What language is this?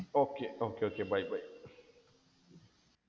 Malayalam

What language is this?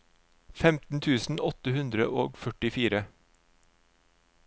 Norwegian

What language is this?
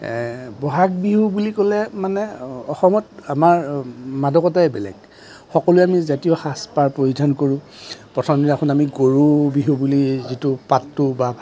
Assamese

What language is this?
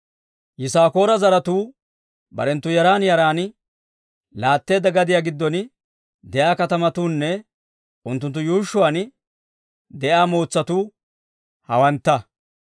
Dawro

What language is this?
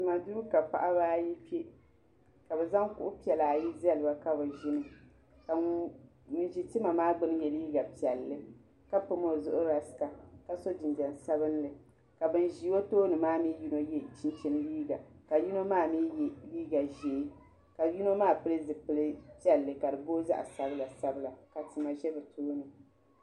Dagbani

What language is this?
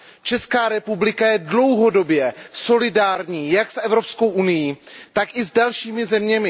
Czech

